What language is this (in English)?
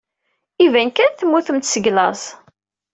Kabyle